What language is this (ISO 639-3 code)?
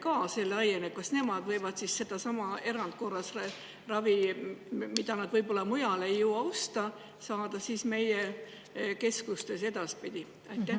est